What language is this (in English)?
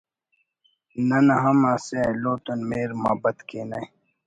Brahui